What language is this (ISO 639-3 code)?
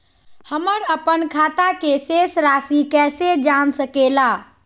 mag